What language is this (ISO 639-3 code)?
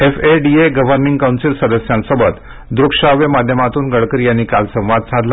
mar